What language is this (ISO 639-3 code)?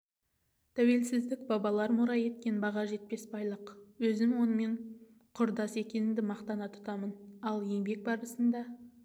kaz